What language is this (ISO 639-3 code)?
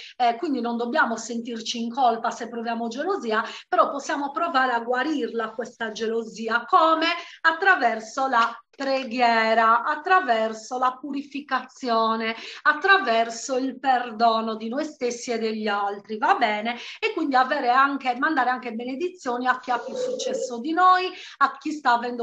ita